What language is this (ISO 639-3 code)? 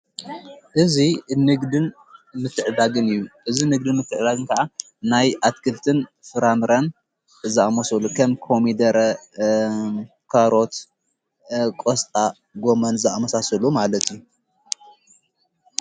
tir